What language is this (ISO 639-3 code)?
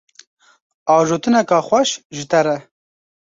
kur